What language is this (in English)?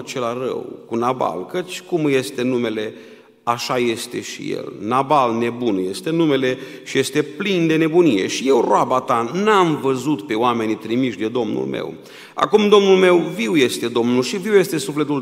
Romanian